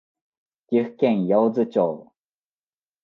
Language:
Japanese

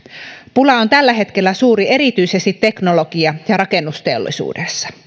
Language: Finnish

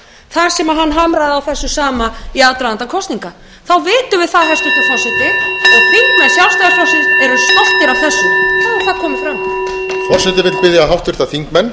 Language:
Icelandic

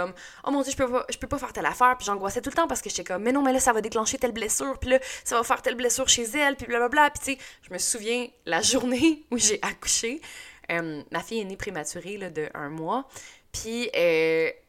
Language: French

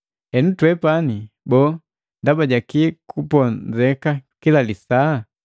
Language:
Matengo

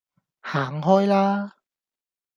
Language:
Cantonese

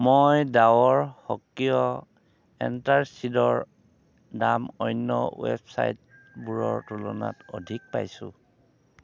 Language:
Assamese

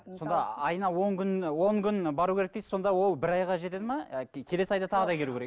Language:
Kazakh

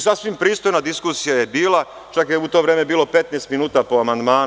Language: Serbian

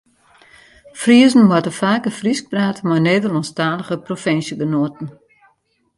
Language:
Western Frisian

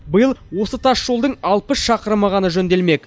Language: Kazakh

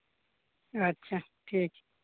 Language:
Santali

